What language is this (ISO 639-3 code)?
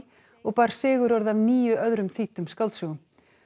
isl